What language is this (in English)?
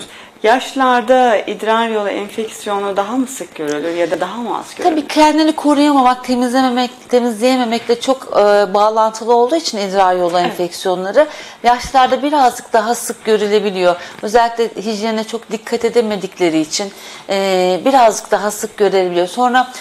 Turkish